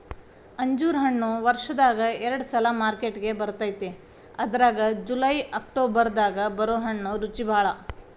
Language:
Kannada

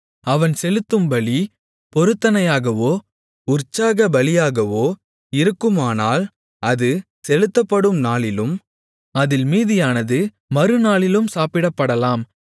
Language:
Tamil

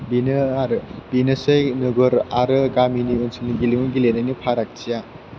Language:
Bodo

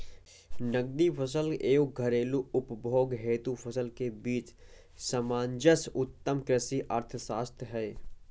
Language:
Hindi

